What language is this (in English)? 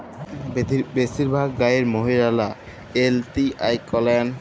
Bangla